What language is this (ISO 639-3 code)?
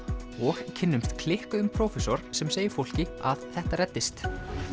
isl